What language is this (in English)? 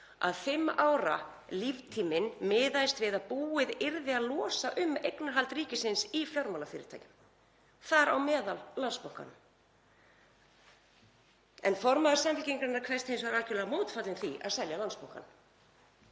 Icelandic